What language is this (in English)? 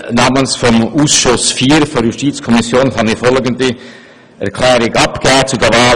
Swiss German